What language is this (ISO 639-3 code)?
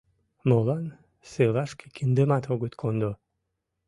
chm